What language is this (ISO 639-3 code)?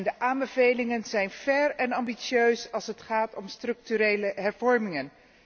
nld